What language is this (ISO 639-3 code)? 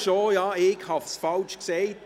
gsw